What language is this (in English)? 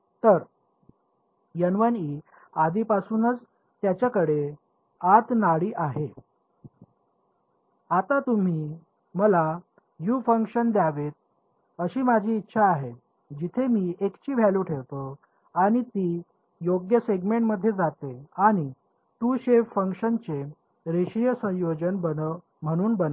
Marathi